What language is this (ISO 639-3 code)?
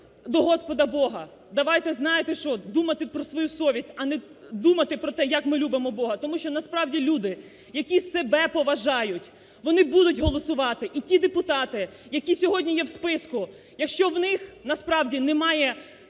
ukr